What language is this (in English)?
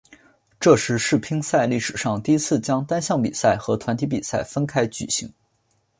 Chinese